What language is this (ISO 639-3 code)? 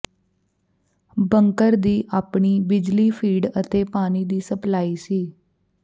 pan